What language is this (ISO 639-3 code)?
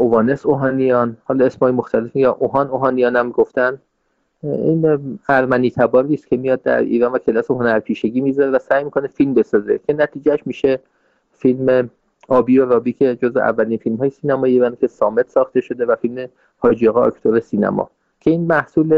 fas